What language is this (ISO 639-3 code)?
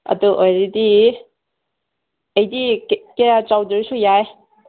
mni